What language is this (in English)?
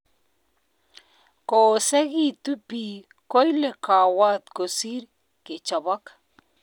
Kalenjin